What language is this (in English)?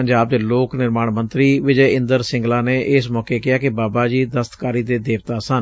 Punjabi